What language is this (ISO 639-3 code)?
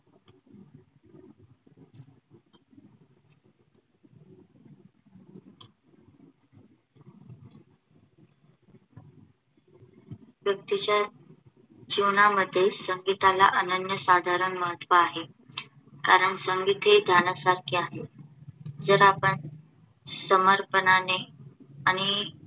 mar